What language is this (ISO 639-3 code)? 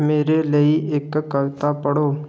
pan